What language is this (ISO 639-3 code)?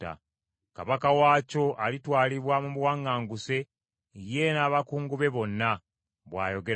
lug